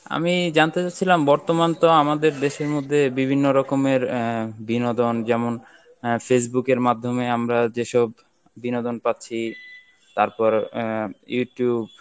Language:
Bangla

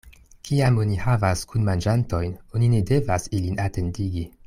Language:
Esperanto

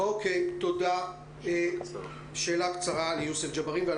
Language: Hebrew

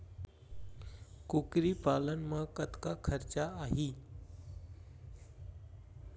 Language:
Chhattisgarhi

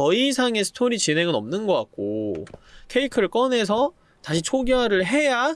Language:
Korean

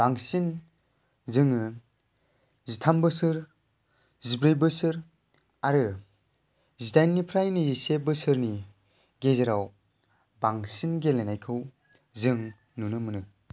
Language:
Bodo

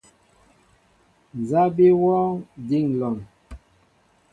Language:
Mbo (Cameroon)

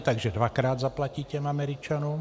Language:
Czech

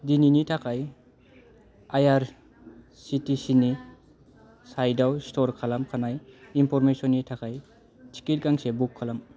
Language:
Bodo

